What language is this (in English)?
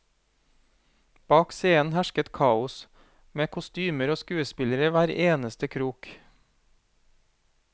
Norwegian